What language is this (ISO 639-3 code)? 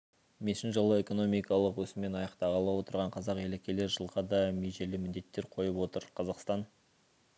kaz